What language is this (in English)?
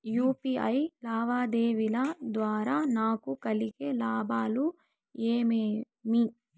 Telugu